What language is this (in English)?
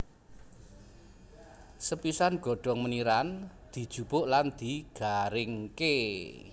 Javanese